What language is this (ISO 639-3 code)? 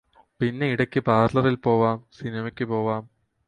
mal